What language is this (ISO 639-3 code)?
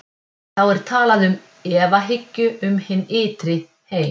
isl